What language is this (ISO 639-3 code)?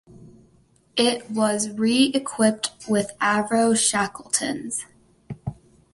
eng